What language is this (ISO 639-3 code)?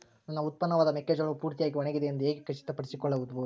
kan